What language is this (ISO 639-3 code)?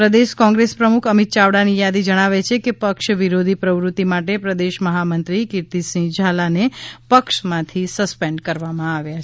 guj